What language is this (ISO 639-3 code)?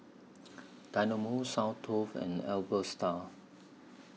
eng